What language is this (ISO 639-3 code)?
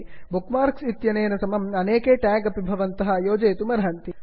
san